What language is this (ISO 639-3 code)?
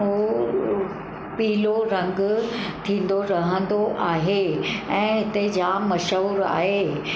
snd